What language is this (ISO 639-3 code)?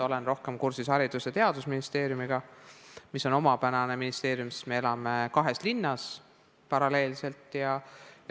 est